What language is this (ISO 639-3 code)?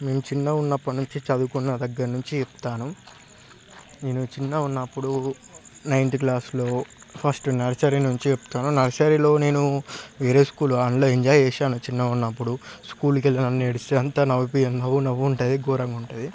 tel